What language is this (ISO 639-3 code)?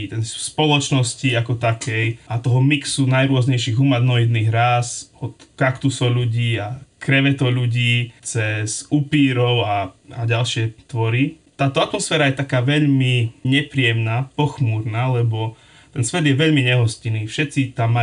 slk